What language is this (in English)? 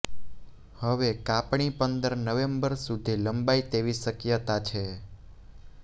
Gujarati